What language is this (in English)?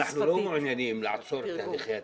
Hebrew